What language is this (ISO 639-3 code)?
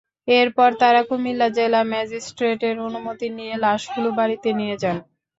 ben